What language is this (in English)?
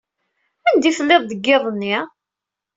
Kabyle